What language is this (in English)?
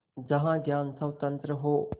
Hindi